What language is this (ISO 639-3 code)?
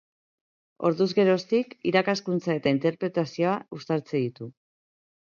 eus